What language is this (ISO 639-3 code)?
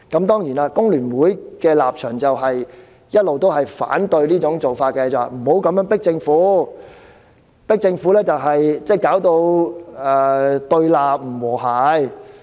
yue